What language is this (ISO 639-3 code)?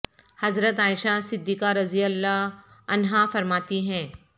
urd